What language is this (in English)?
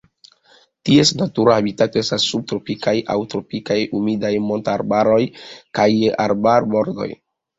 Esperanto